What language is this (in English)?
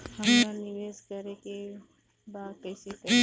Bhojpuri